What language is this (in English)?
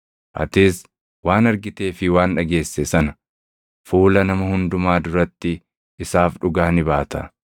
Oromo